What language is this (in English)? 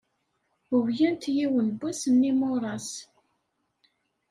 Kabyle